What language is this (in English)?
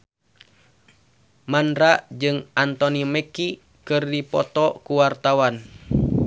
Sundanese